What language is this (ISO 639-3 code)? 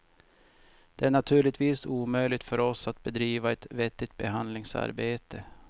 swe